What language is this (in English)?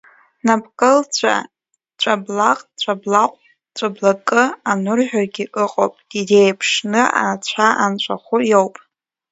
Abkhazian